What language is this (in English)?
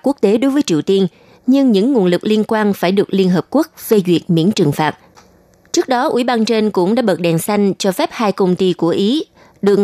Vietnamese